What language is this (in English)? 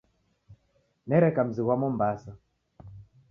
Taita